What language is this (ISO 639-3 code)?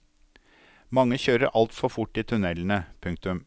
nor